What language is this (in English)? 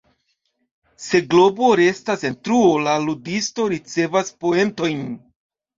Esperanto